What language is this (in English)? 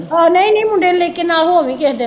Punjabi